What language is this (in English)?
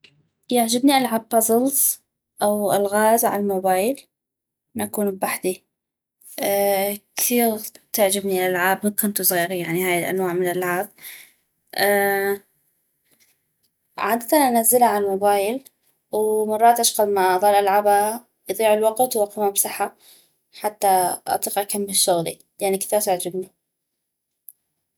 North Mesopotamian Arabic